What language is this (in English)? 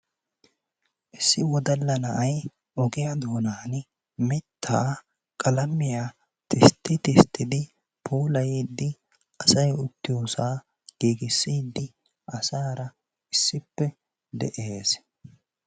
Wolaytta